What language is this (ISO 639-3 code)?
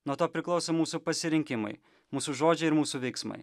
lit